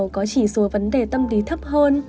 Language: Vietnamese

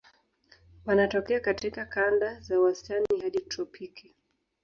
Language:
Swahili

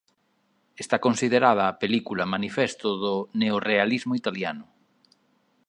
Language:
Galician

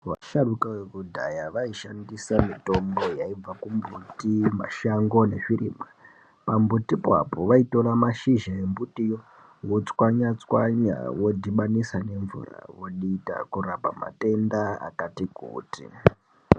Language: Ndau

